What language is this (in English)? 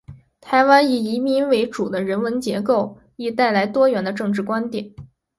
Chinese